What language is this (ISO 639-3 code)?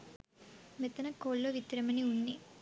sin